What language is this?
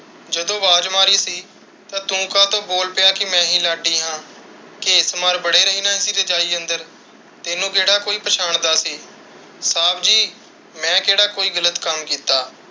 Punjabi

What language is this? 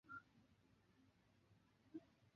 Chinese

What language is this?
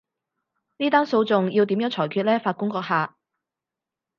Cantonese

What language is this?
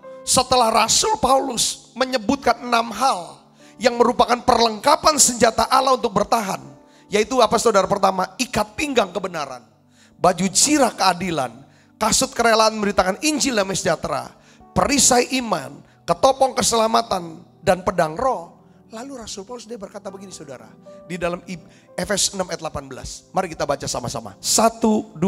Indonesian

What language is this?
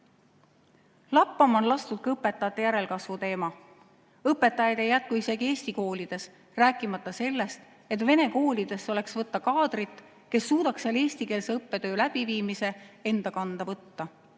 Estonian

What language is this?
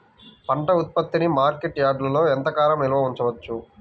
Telugu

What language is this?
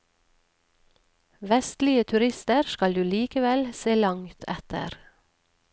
Norwegian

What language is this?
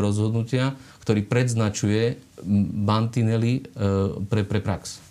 Slovak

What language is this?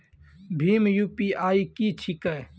Maithili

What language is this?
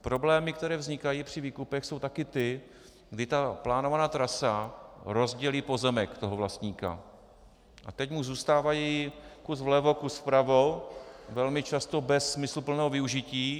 Czech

